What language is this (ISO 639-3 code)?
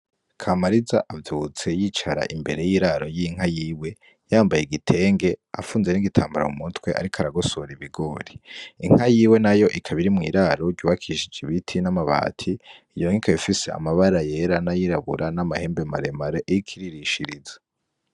run